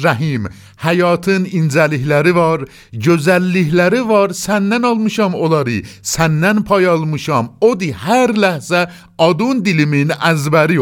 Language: Persian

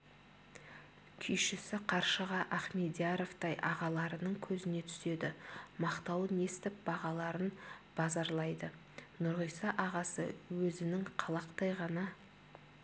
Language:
Kazakh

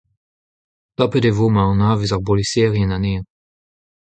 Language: Breton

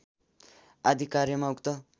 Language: Nepali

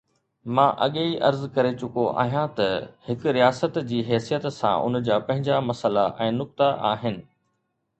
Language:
Sindhi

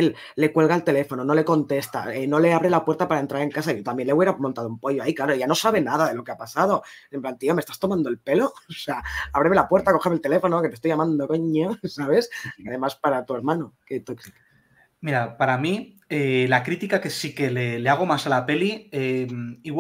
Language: Spanish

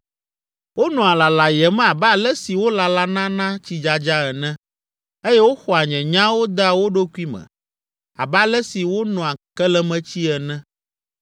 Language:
Ewe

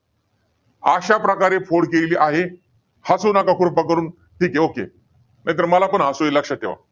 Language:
Marathi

